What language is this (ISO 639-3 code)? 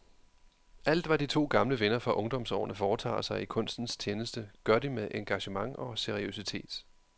dan